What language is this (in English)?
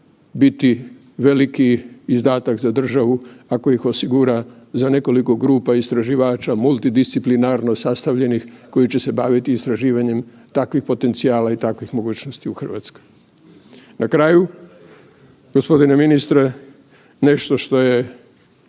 Croatian